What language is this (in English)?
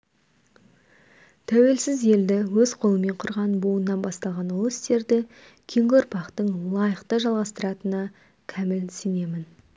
Kazakh